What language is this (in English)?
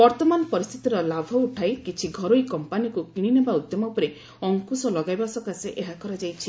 Odia